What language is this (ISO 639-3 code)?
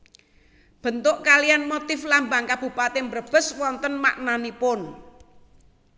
jav